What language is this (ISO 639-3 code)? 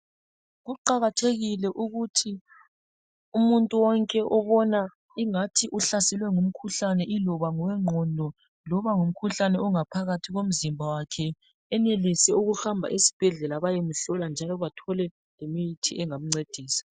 nde